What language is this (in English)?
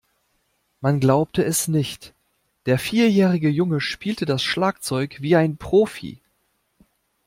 German